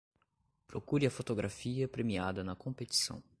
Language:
Portuguese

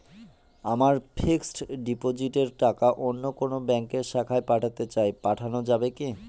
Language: Bangla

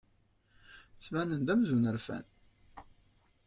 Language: Kabyle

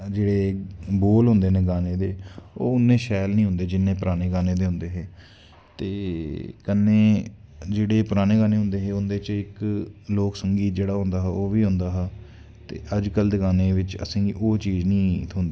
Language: Dogri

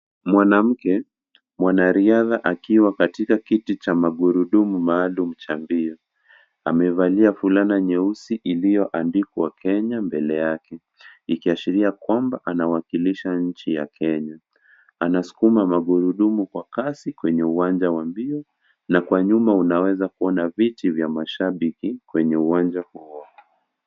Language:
Swahili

